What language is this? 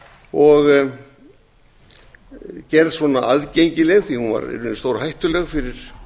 Icelandic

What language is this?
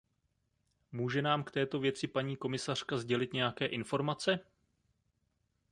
Czech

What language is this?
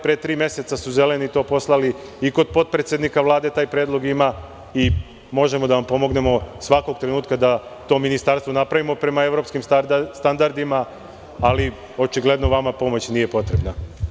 Serbian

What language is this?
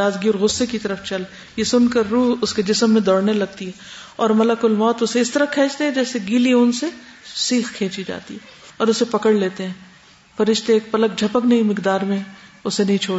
Urdu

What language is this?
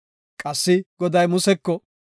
Gofa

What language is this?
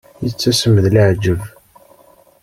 Kabyle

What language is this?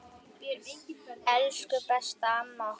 Icelandic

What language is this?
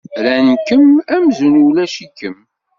Kabyle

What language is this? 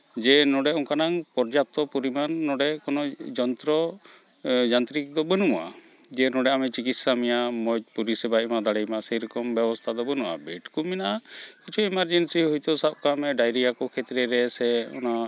Santali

